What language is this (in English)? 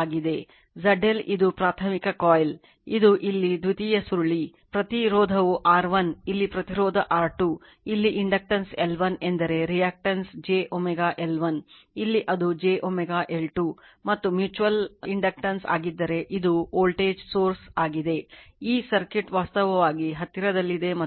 Kannada